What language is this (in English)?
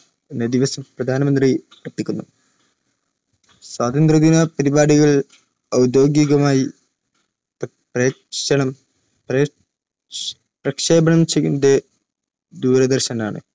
Malayalam